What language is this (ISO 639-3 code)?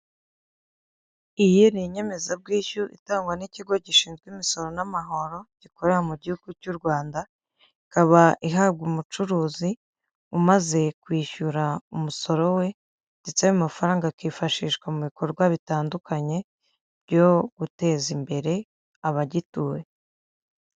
kin